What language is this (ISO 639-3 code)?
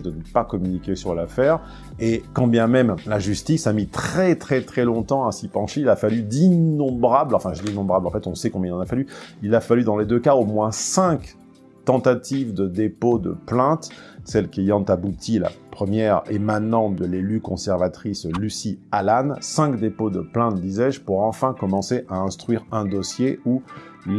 fra